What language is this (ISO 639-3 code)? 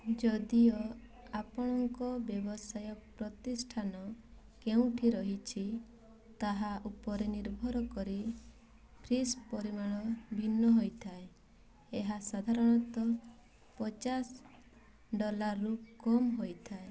ori